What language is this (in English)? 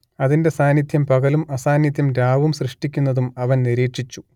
Malayalam